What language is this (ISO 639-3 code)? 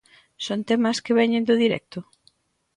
glg